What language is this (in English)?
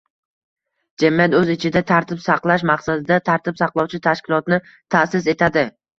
Uzbek